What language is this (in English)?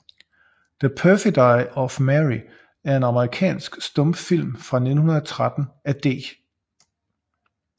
Danish